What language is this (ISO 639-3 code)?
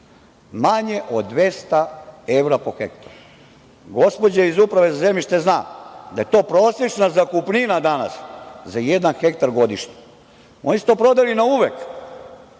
srp